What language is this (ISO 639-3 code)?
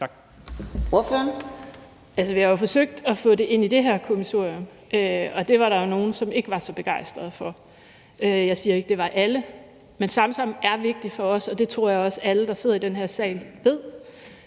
dan